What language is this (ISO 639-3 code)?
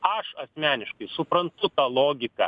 lit